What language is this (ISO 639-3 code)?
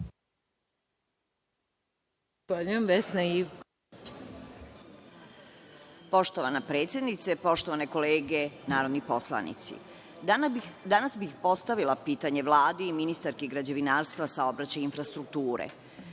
srp